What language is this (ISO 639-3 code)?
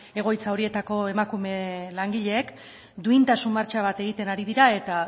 eus